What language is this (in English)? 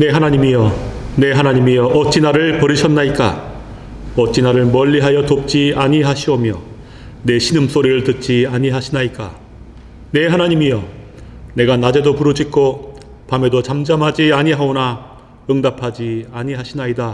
Korean